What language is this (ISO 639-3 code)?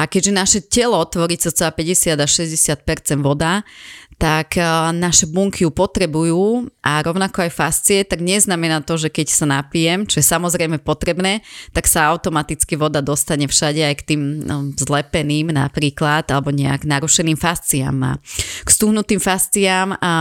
slk